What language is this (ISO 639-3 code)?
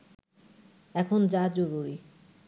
ben